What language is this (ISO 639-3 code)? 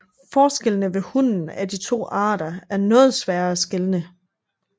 dan